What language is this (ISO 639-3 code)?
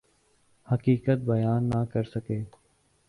urd